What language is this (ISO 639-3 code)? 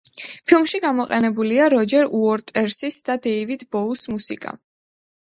kat